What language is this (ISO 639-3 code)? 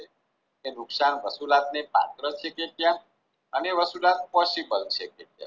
guj